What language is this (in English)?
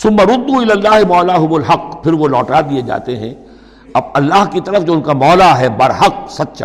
Urdu